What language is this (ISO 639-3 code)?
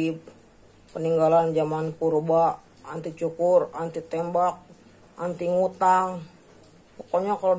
ind